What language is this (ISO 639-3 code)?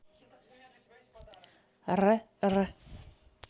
rus